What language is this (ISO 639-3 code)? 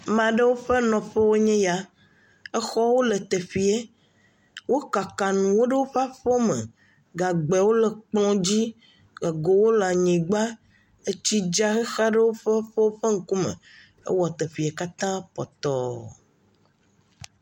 ewe